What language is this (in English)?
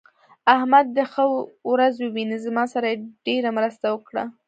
Pashto